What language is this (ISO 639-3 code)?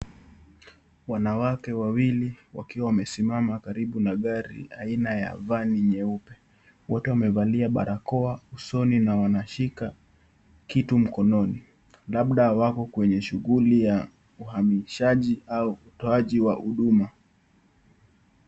swa